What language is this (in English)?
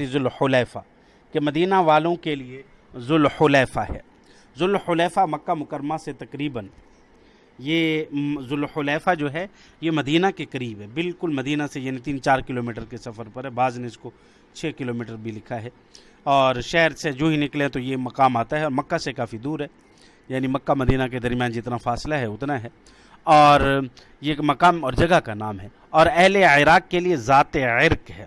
Urdu